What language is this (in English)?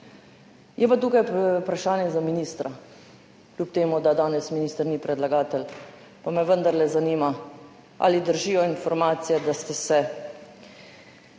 Slovenian